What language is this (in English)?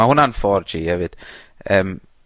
Welsh